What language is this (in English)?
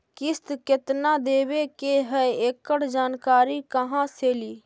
Magahi